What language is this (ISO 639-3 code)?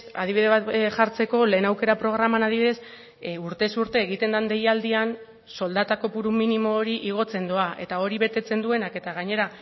eus